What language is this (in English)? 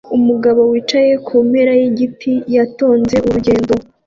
Kinyarwanda